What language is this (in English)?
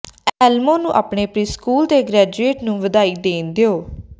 Punjabi